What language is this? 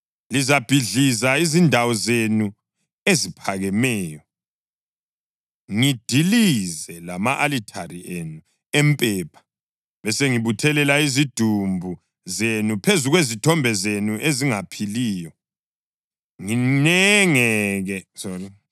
North Ndebele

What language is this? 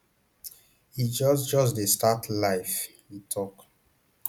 Nigerian Pidgin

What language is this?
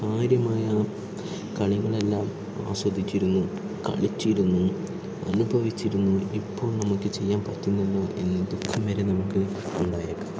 Malayalam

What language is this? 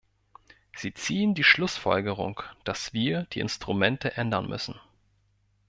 German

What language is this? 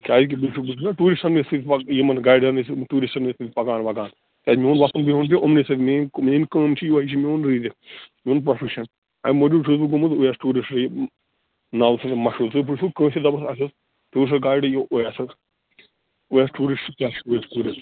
Kashmiri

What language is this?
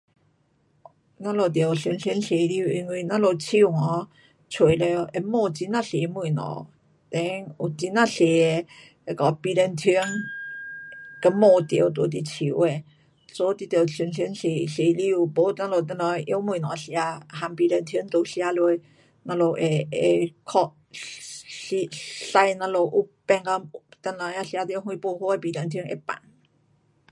Pu-Xian Chinese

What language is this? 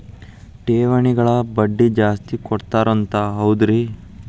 Kannada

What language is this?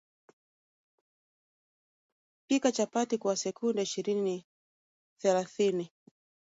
Swahili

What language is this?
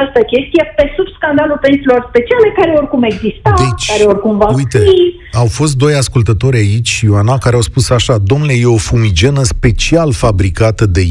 Romanian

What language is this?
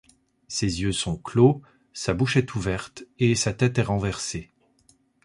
French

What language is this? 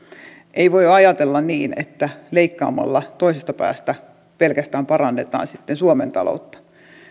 Finnish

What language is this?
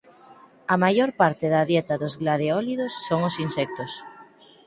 Galician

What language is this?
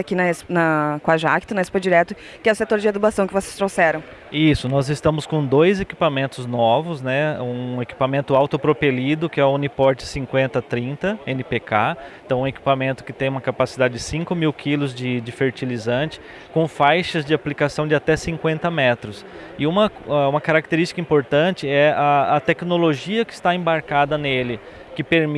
Portuguese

